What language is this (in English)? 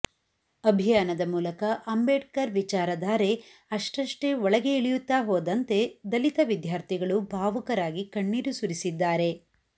Kannada